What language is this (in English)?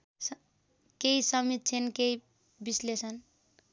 Nepali